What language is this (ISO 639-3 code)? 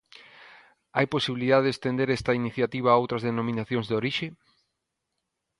glg